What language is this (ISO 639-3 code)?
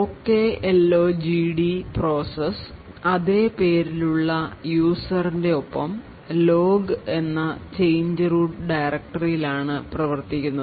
mal